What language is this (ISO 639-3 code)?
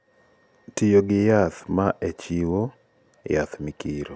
luo